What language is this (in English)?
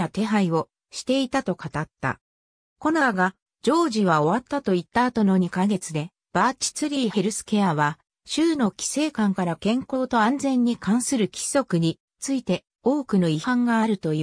Japanese